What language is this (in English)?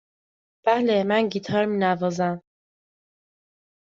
Persian